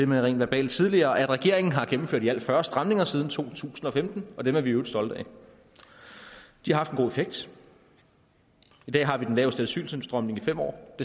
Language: Danish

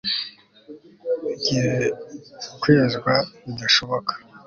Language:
Kinyarwanda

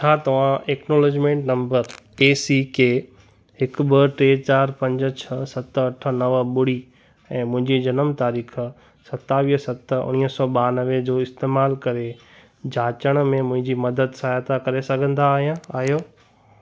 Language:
Sindhi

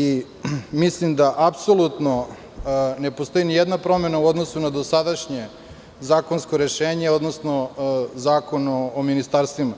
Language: Serbian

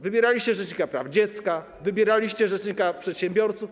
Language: Polish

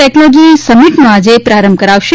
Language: Gujarati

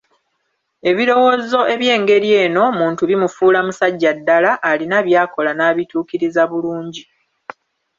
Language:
Ganda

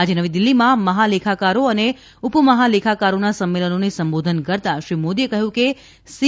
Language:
Gujarati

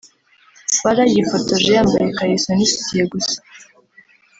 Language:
Kinyarwanda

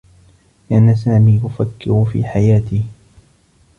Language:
Arabic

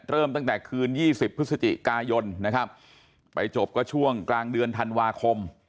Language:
Thai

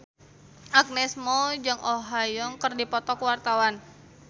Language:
Sundanese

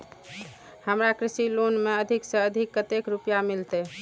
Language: Maithili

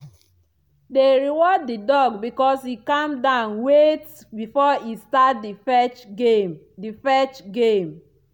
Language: Nigerian Pidgin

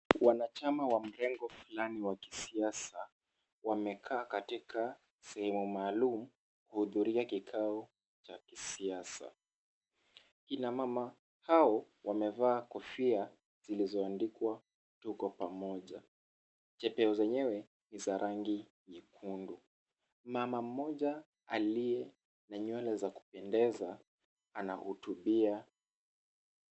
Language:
Swahili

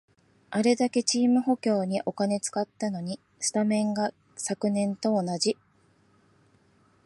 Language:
Japanese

